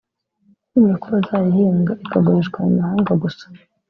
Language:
Kinyarwanda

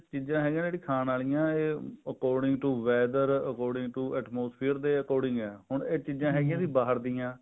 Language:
Punjabi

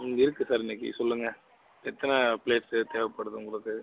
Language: Tamil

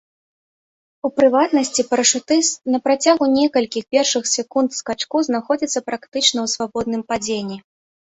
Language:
Belarusian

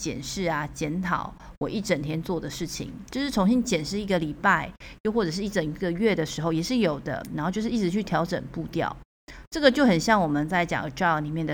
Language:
Chinese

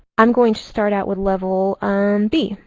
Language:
English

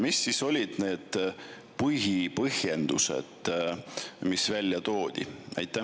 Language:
Estonian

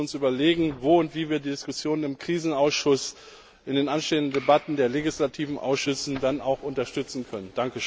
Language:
German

